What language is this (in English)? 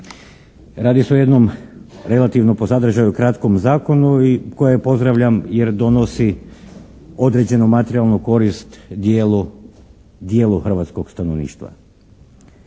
Croatian